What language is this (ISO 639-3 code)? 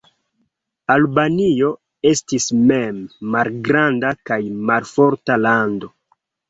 epo